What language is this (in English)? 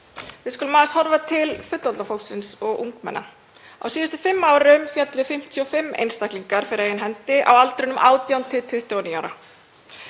Icelandic